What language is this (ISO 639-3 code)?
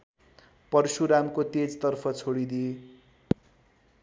nep